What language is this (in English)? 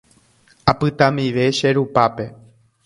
Guarani